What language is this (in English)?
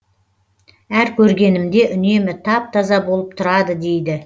Kazakh